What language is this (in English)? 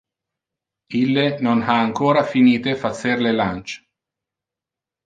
Interlingua